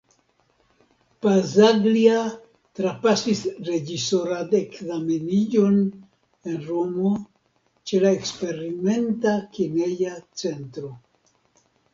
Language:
Esperanto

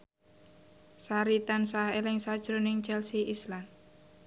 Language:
Javanese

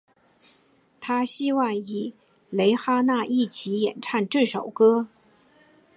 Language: Chinese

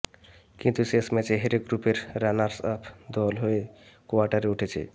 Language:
Bangla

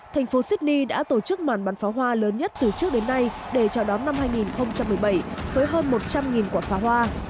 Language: Vietnamese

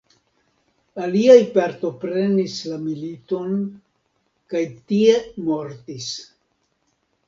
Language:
Esperanto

